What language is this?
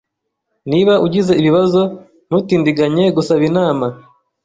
Kinyarwanda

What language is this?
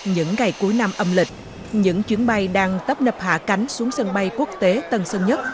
Vietnamese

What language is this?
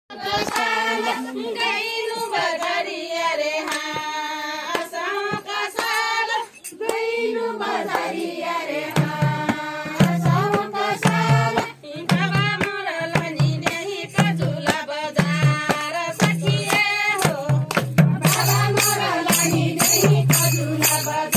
Arabic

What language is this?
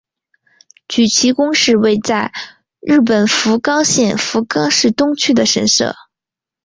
Chinese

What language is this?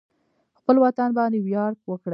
Pashto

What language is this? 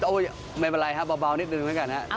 Thai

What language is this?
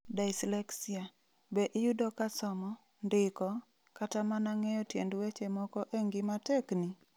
Luo (Kenya and Tanzania)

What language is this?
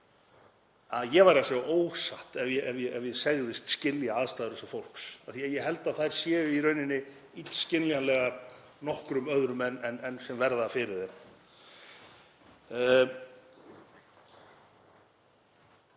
Icelandic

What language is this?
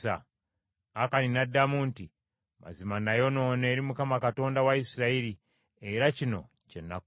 Ganda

